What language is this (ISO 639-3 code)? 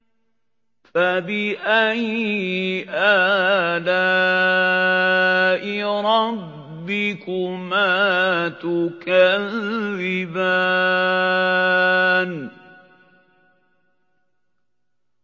ara